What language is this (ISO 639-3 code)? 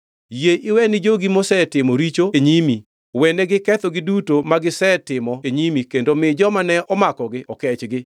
luo